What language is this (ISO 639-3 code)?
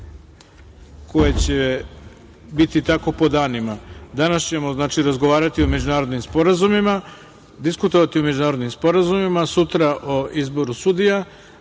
srp